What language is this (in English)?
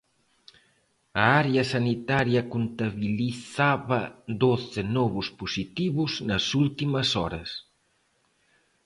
Galician